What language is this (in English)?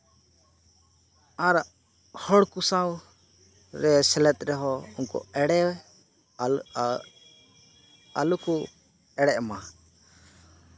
Santali